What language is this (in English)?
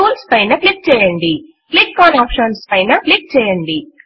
Telugu